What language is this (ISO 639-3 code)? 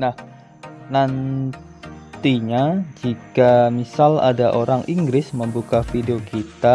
ind